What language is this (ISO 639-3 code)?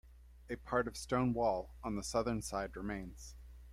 eng